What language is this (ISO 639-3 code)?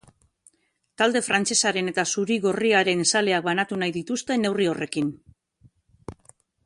eus